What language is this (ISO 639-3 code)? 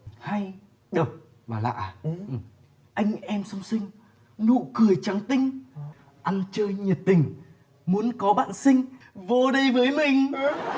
vie